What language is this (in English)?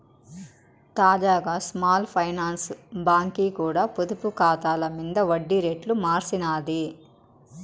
Telugu